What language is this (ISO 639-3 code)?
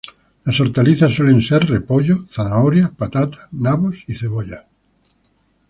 spa